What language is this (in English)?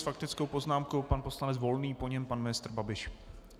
Czech